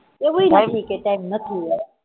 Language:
Gujarati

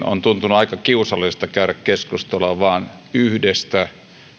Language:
Finnish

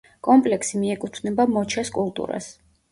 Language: Georgian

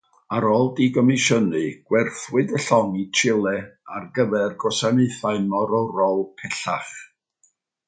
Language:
Welsh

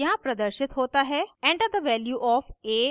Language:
Hindi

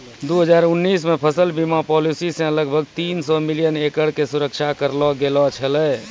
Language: Maithili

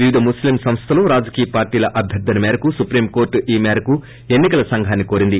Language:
Telugu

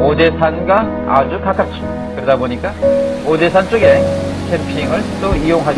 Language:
Korean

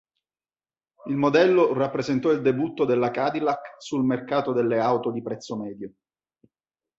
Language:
Italian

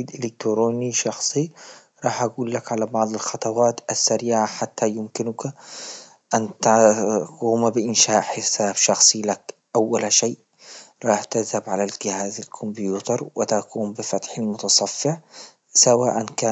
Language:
Libyan Arabic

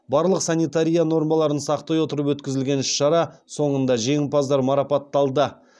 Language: Kazakh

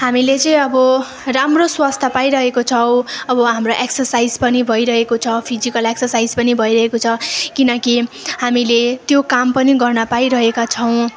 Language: Nepali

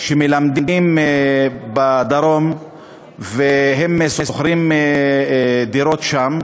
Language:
Hebrew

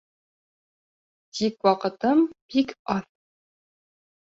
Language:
Bashkir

